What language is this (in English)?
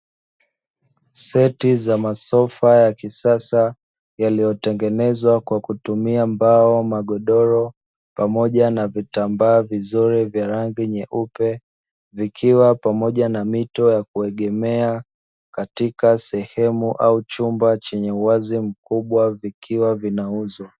Swahili